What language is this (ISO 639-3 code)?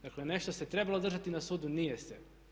hrv